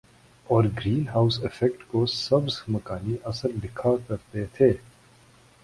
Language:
Urdu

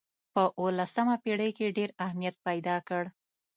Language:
Pashto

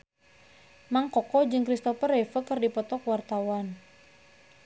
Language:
Sundanese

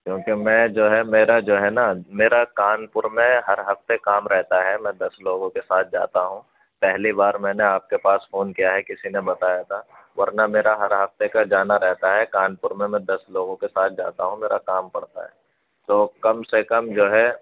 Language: Urdu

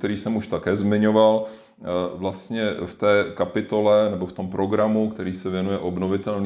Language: Czech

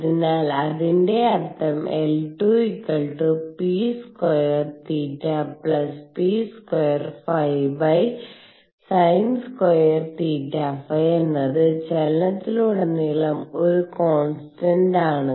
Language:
Malayalam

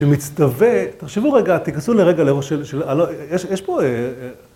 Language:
Hebrew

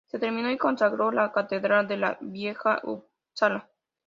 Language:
Spanish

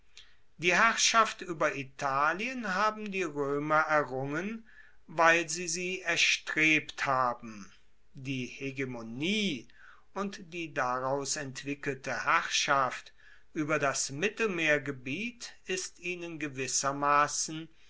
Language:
German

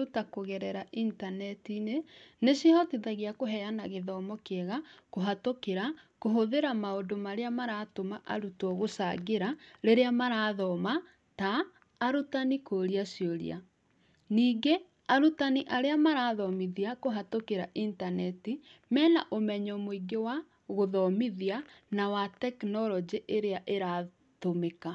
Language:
Kikuyu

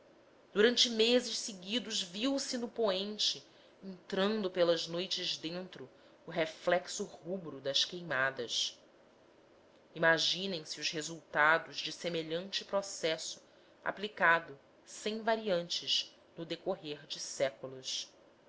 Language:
Portuguese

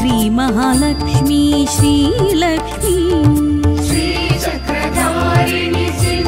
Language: Hindi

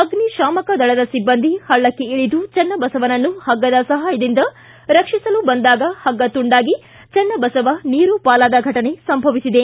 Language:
Kannada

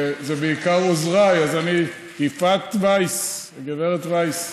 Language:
Hebrew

